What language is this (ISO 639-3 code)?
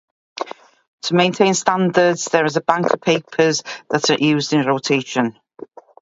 eng